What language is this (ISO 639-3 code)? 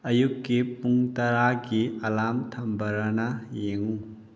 mni